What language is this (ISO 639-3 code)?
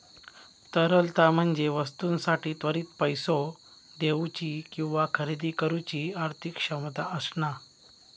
mar